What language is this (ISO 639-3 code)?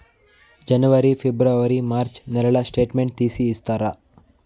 tel